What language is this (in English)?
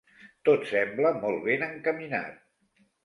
Catalan